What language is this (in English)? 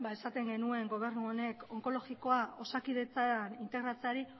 Basque